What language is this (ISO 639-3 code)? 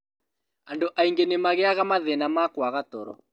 kik